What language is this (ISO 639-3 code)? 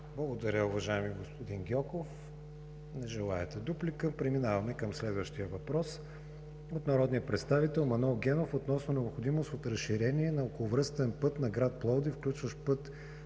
bul